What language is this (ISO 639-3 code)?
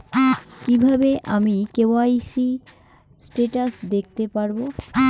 ben